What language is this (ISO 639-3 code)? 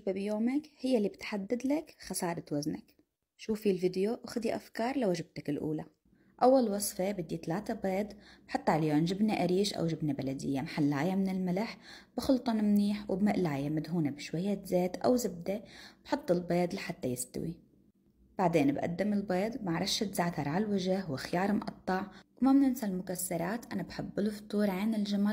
ara